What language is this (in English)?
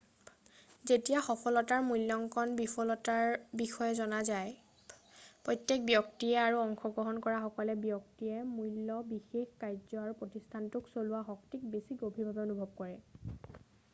Assamese